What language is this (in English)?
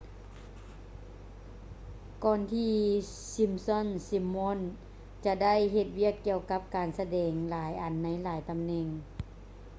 Lao